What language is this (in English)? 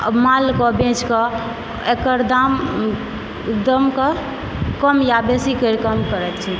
Maithili